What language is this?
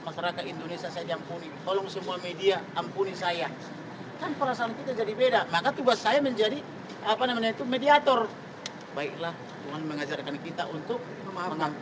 Indonesian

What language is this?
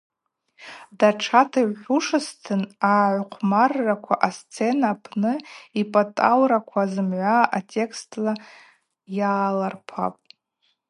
Abaza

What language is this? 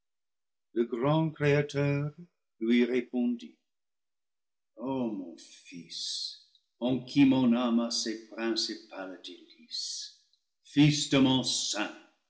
French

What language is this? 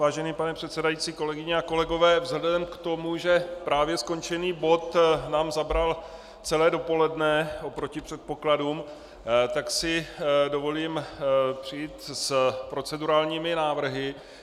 Czech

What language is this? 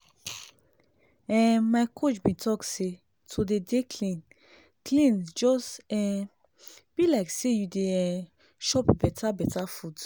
Nigerian Pidgin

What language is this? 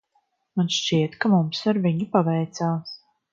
Latvian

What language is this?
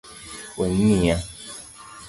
Luo (Kenya and Tanzania)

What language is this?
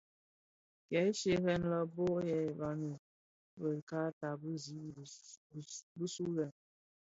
Bafia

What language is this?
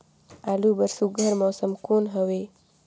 Chhattisgarhi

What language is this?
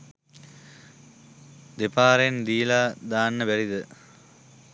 Sinhala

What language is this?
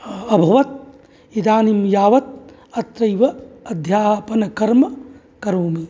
Sanskrit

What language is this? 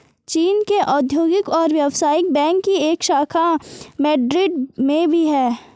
Hindi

